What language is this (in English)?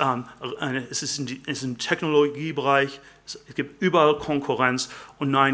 German